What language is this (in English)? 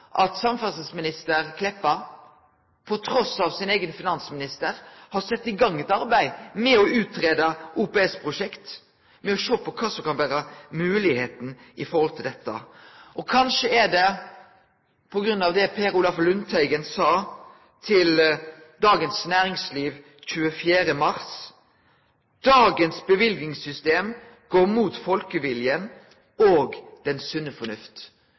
Norwegian Nynorsk